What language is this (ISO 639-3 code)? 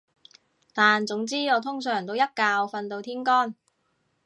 yue